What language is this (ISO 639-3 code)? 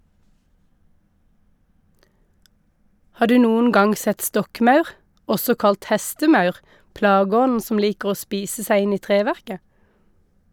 nor